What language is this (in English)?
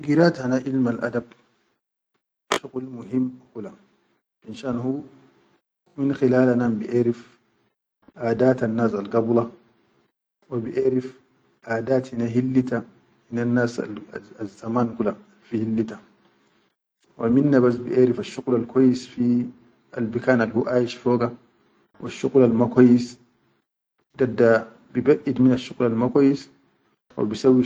Chadian Arabic